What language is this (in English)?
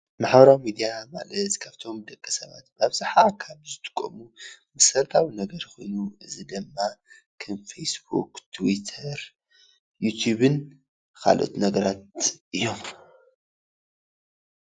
Tigrinya